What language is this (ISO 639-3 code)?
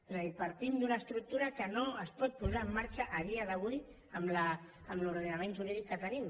cat